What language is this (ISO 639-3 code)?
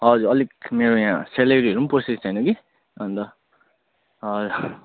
nep